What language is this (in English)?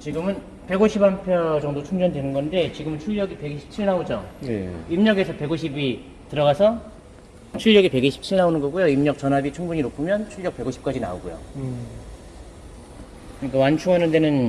Korean